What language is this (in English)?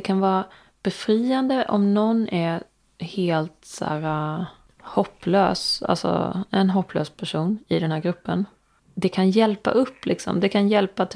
Swedish